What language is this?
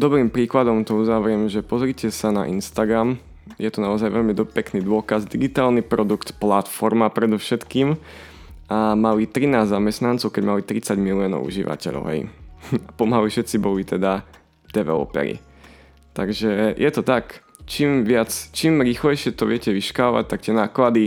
Slovak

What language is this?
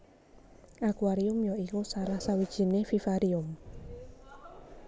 Javanese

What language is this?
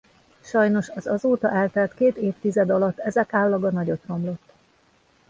Hungarian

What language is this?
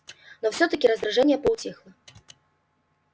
Russian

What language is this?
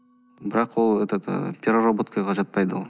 Kazakh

